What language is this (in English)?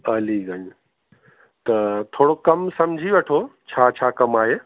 Sindhi